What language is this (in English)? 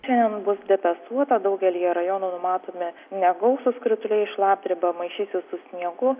Lithuanian